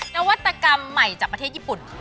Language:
Thai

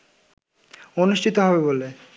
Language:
Bangla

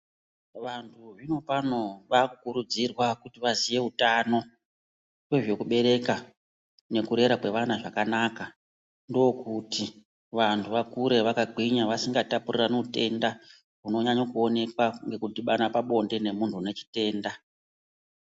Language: Ndau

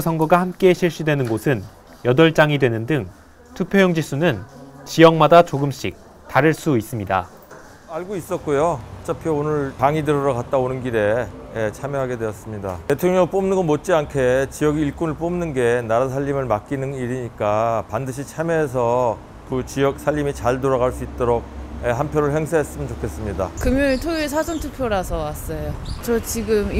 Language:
Korean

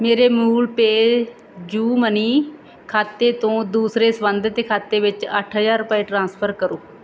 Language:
Punjabi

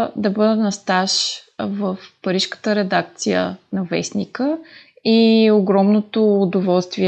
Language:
Bulgarian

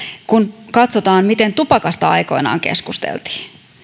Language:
Finnish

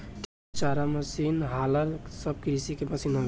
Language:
Bhojpuri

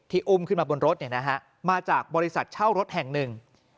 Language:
Thai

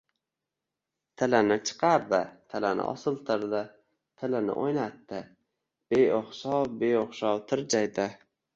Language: Uzbek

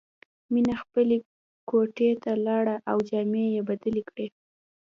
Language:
Pashto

